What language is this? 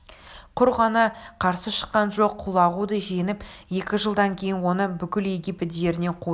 Kazakh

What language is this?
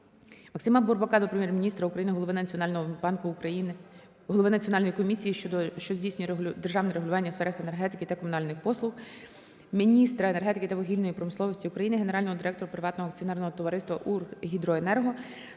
Ukrainian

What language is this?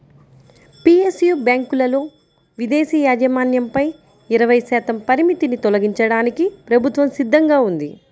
Telugu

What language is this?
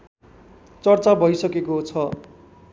Nepali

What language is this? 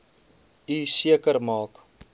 Afrikaans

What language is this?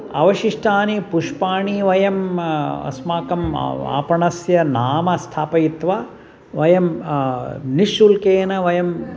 Sanskrit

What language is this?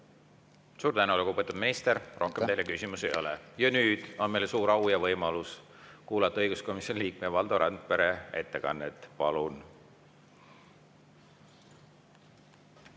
Estonian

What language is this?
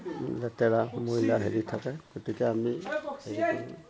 Assamese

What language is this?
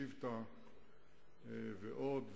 Hebrew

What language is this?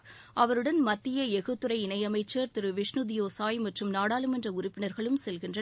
Tamil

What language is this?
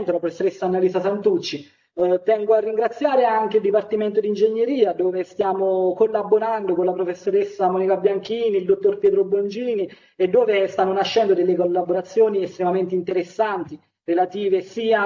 Italian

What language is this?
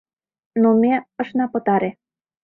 Mari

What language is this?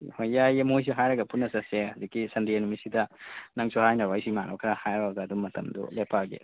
Manipuri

